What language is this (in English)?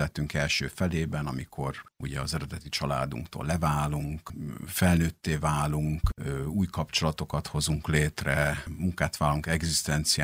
Hungarian